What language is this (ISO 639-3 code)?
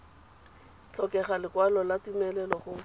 tsn